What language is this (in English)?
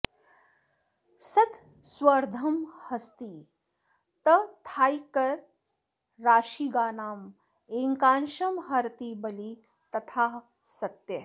Sanskrit